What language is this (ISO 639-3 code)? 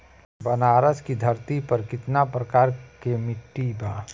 bho